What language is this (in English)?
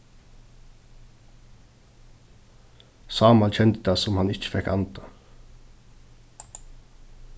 Faroese